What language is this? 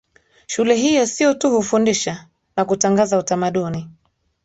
Swahili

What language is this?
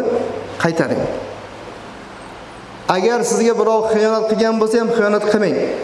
Turkish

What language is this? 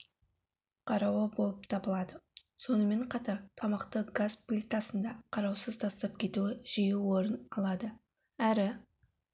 Kazakh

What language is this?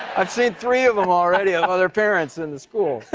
English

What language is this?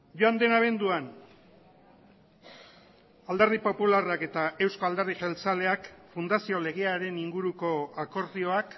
Basque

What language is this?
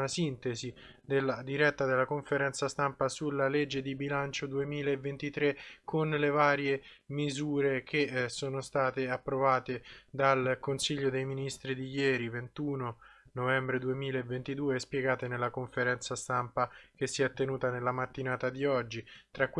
Italian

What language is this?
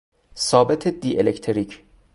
Persian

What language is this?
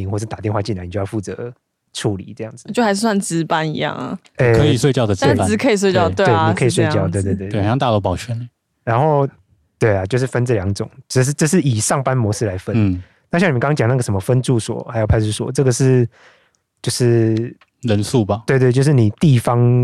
Chinese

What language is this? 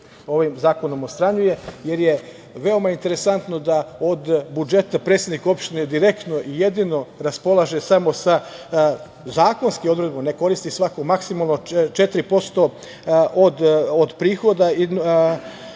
Serbian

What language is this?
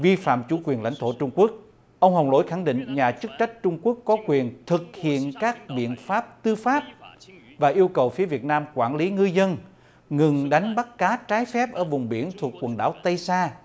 Vietnamese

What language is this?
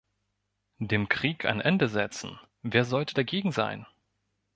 German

